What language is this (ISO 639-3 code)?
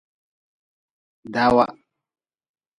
nmz